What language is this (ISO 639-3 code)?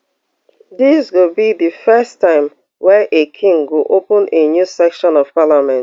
pcm